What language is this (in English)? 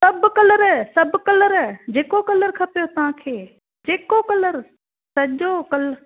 Sindhi